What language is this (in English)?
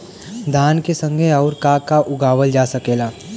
Bhojpuri